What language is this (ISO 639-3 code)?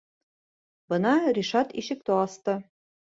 bak